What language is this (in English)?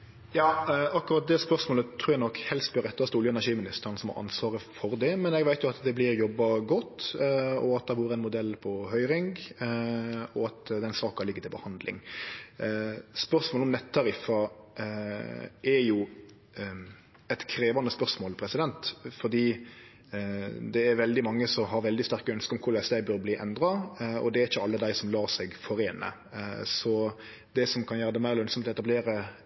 Norwegian Nynorsk